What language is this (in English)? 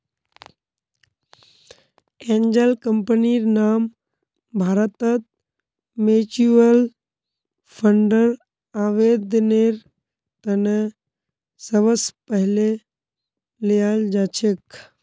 Magahi